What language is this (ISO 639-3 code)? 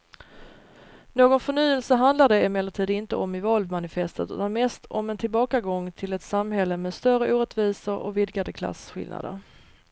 swe